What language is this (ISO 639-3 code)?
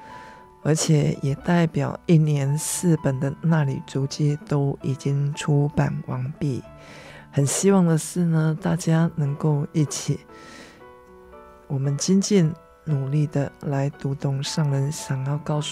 zho